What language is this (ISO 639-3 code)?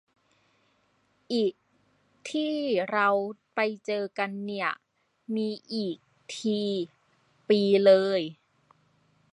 tha